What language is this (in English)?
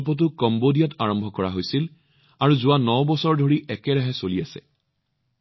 Assamese